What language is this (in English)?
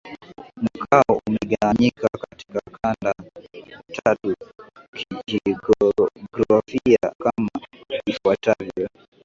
Swahili